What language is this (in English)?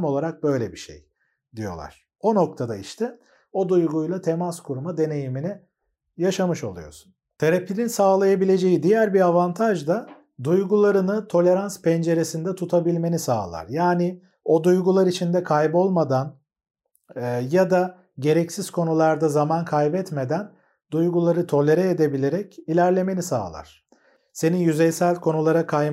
Turkish